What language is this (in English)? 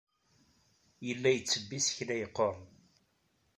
Kabyle